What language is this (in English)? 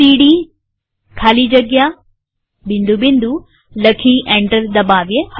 Gujarati